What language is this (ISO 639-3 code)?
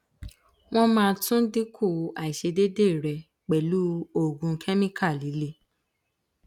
yor